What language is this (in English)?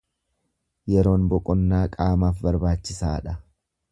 Oromo